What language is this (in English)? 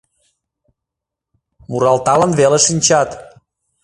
Mari